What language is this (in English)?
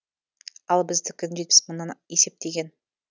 Kazakh